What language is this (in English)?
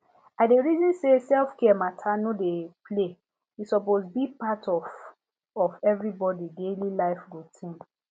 Nigerian Pidgin